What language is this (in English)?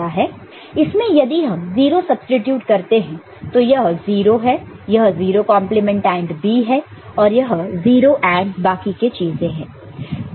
Hindi